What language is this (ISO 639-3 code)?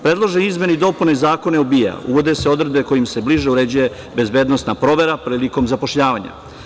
srp